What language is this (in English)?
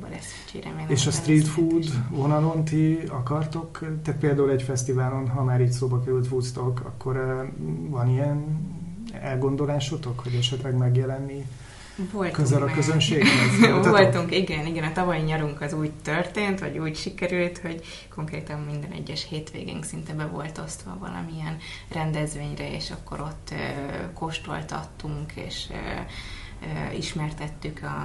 Hungarian